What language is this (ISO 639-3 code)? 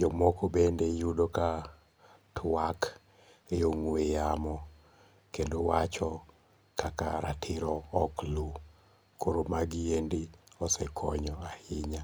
luo